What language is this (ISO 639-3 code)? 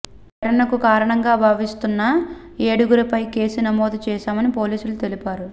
tel